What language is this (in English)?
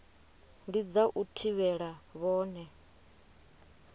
Venda